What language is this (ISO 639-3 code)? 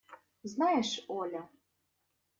rus